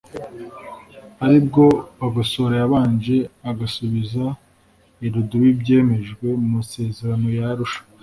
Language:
Kinyarwanda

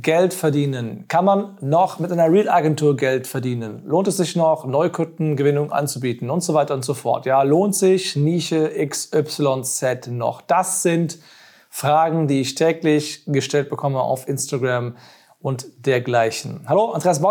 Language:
German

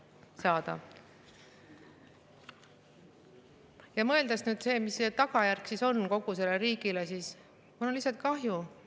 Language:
Estonian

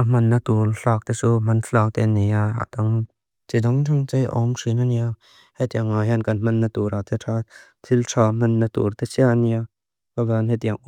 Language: Mizo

